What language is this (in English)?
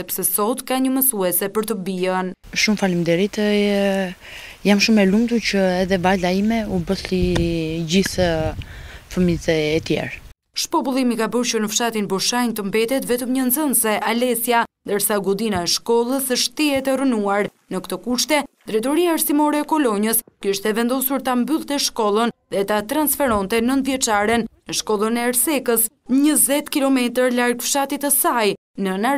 Romanian